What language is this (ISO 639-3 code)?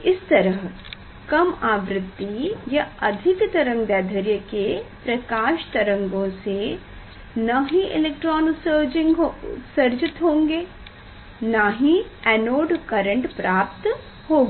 hin